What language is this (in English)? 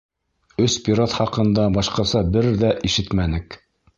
Bashkir